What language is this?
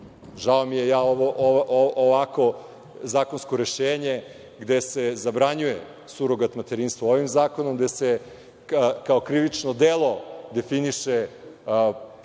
Serbian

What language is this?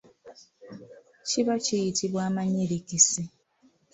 Ganda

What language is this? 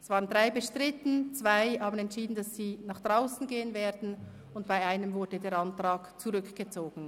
Swiss German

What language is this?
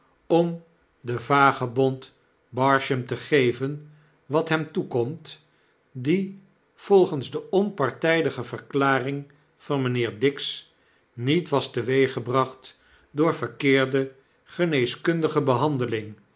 Dutch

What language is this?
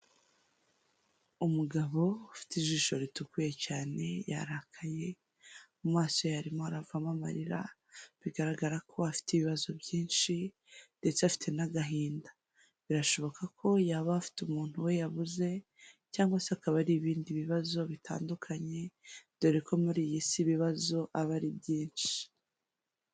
Kinyarwanda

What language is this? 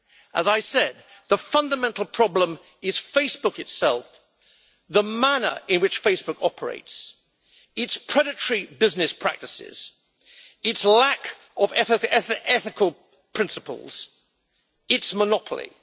English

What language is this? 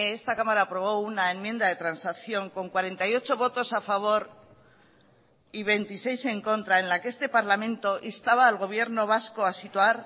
Spanish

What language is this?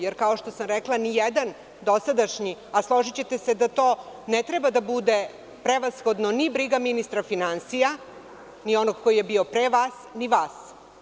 Serbian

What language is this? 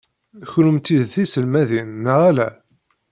Kabyle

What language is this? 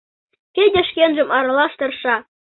Mari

